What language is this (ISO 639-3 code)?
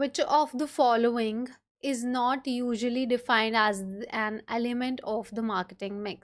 eng